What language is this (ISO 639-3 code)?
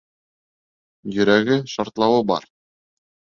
bak